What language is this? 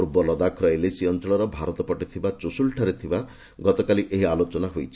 Odia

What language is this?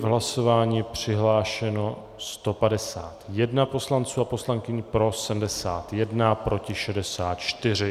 Czech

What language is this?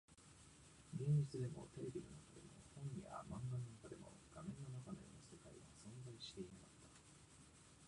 Japanese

